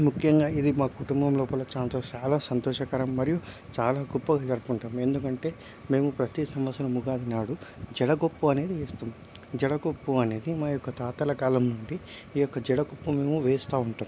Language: Telugu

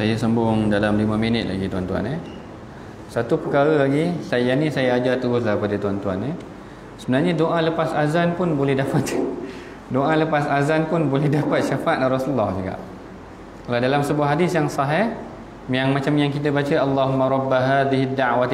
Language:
Malay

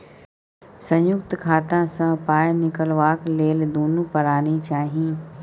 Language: Maithili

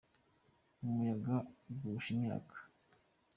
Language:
Kinyarwanda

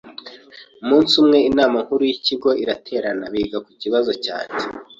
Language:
Kinyarwanda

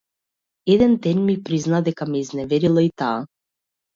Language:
Macedonian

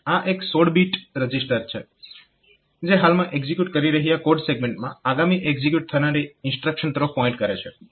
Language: Gujarati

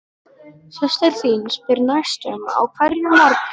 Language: Icelandic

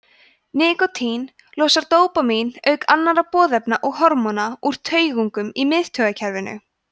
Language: Icelandic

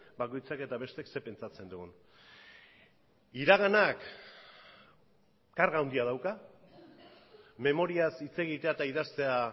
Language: Basque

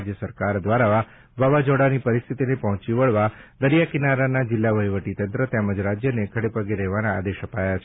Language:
Gujarati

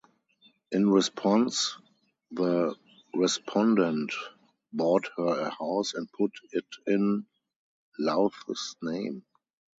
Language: English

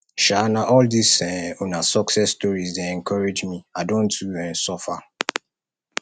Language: Nigerian Pidgin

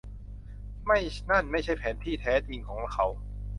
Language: Thai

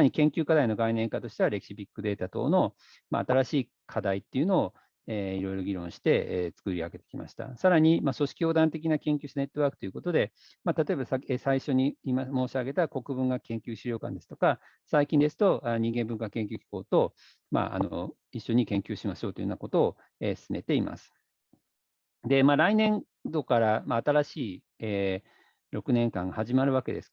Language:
Japanese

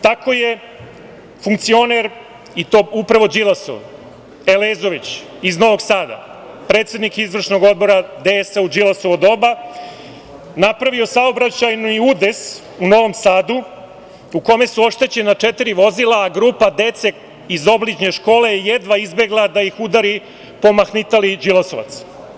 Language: Serbian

